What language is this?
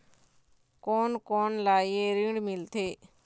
Chhattisgarhi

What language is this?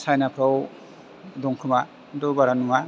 Bodo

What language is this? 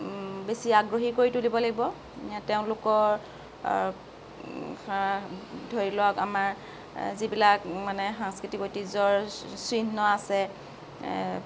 Assamese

